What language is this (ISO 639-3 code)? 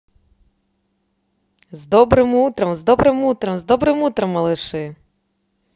rus